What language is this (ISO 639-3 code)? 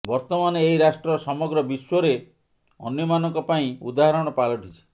ori